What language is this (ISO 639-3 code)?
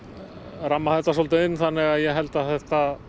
isl